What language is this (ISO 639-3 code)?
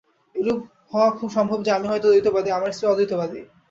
ben